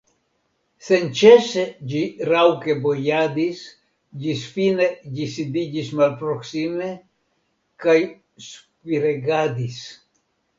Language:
Esperanto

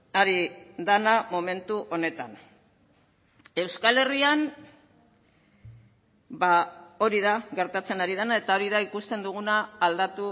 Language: Basque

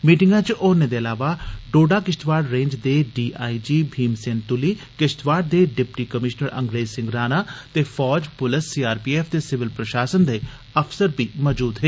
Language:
Dogri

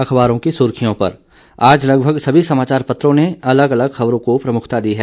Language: Hindi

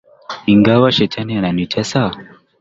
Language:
Swahili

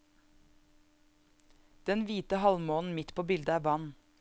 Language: Norwegian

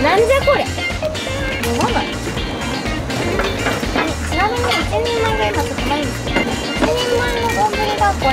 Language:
Japanese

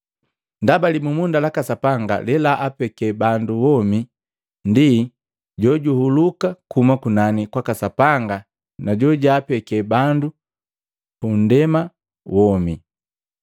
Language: Matengo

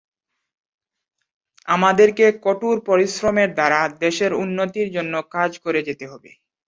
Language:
Bangla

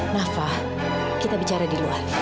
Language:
Indonesian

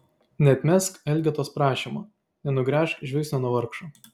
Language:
Lithuanian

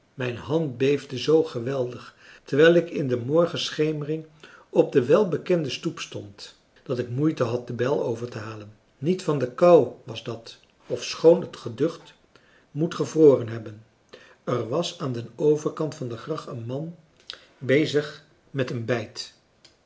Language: Dutch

